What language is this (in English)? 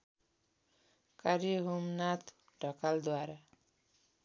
Nepali